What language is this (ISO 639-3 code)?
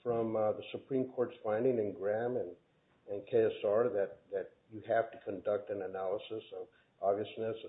eng